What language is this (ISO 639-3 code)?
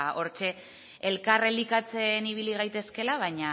eus